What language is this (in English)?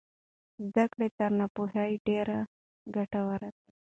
Pashto